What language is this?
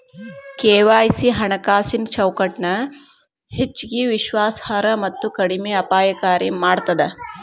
Kannada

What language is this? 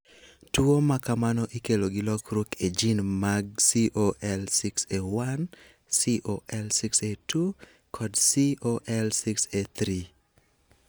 Luo (Kenya and Tanzania)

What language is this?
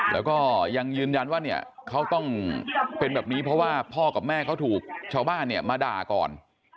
Thai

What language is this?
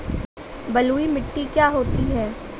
Hindi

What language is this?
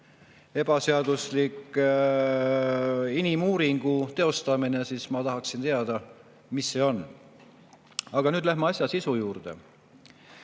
Estonian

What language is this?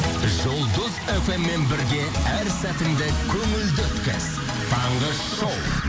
Kazakh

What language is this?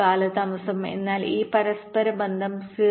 Malayalam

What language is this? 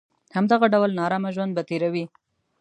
Pashto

